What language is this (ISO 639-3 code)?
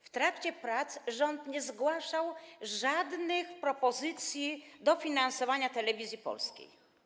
pol